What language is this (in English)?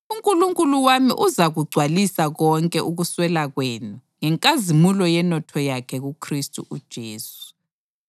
North Ndebele